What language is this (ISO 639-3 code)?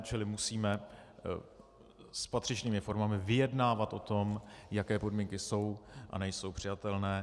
ces